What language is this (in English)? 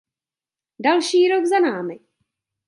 Czech